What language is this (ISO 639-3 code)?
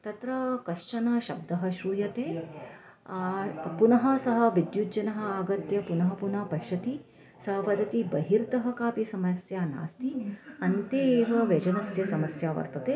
san